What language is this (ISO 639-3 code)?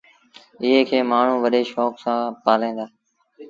sbn